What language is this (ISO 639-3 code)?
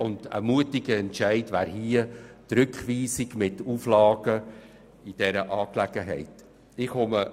gsw